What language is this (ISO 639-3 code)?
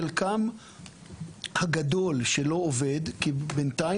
heb